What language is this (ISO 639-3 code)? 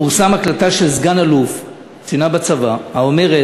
heb